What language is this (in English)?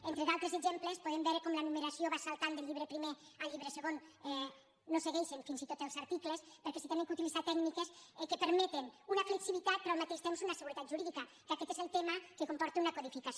Catalan